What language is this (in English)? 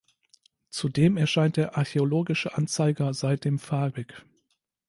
German